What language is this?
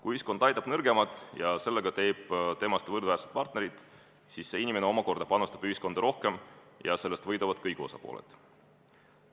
Estonian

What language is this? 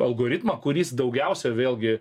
Lithuanian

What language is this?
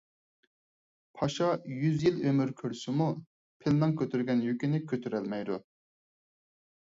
Uyghur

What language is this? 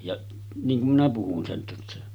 Finnish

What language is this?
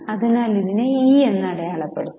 Malayalam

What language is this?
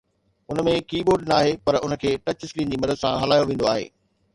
Sindhi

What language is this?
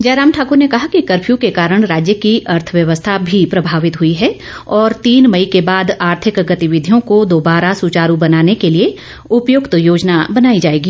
Hindi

